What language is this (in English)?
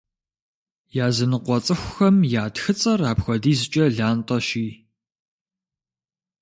Kabardian